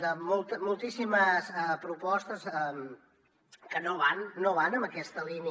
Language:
Catalan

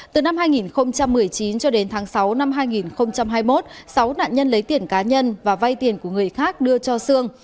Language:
Vietnamese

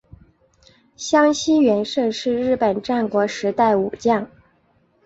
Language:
Chinese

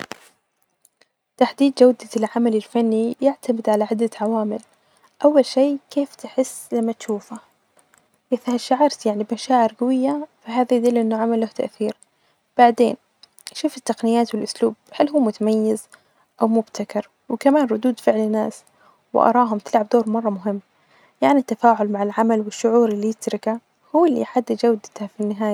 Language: Najdi Arabic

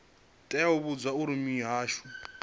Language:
Venda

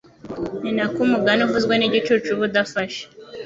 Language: Kinyarwanda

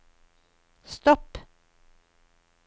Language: Norwegian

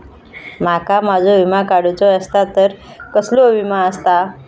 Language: Marathi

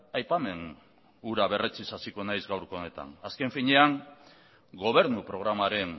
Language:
Basque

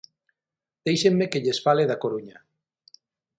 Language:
Galician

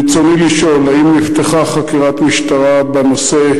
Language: Hebrew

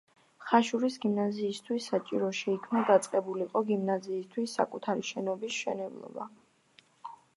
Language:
Georgian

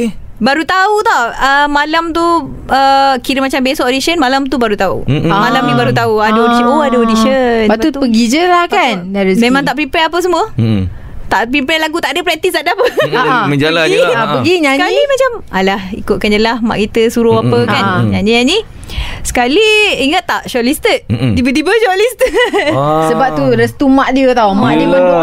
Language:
Malay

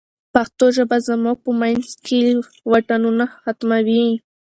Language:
Pashto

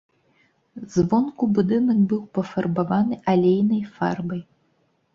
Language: Belarusian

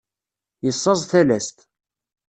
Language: Kabyle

